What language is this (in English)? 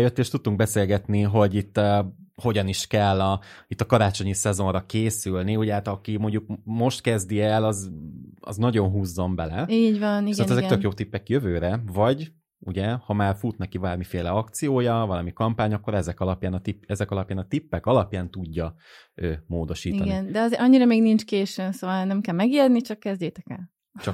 Hungarian